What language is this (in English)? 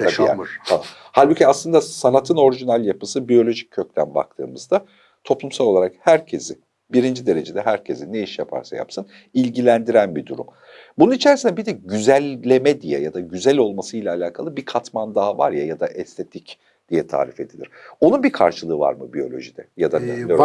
Turkish